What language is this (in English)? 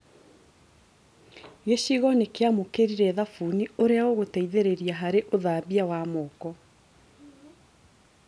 Kikuyu